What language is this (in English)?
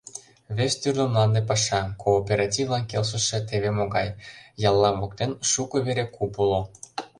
Mari